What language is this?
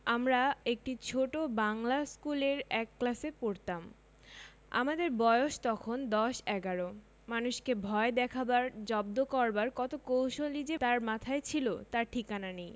Bangla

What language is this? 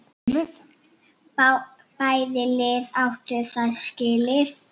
Icelandic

